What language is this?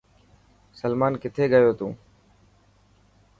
Dhatki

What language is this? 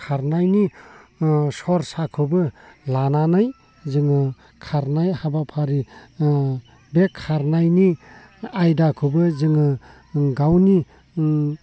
Bodo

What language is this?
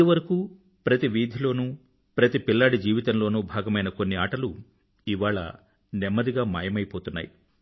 Telugu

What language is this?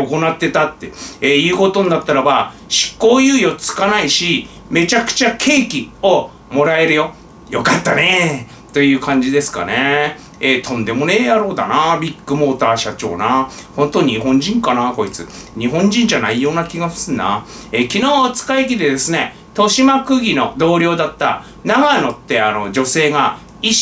Japanese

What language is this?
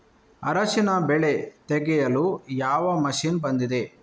Kannada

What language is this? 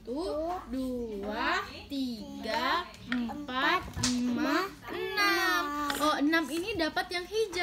Indonesian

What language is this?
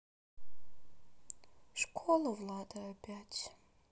Russian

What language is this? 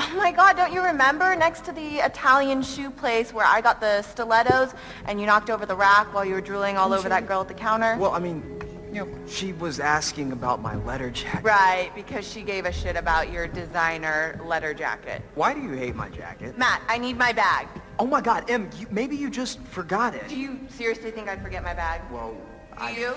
Turkish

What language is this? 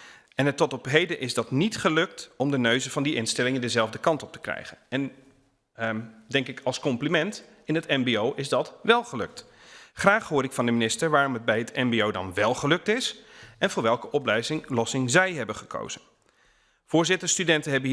Dutch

